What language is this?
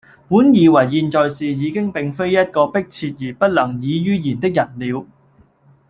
Cantonese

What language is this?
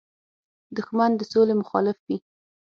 Pashto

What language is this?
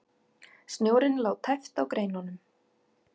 Icelandic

